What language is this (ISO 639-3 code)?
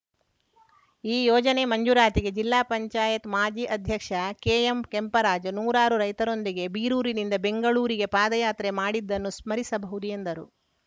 kan